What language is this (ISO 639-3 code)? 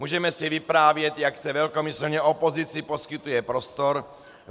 ces